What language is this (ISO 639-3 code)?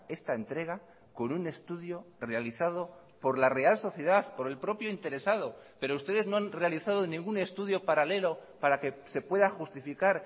spa